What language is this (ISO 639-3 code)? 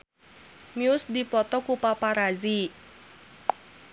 sun